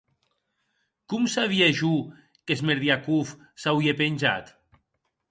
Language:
Occitan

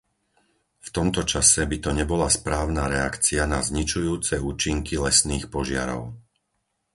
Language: Slovak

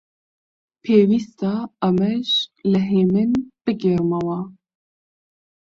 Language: Central Kurdish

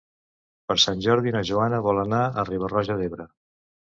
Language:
Catalan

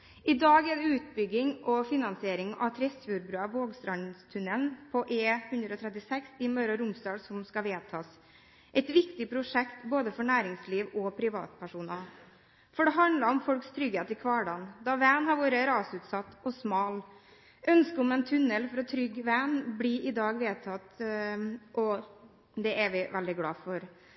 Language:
Norwegian Bokmål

